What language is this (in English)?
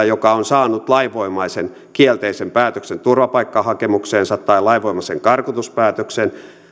Finnish